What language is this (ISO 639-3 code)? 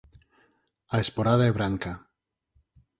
glg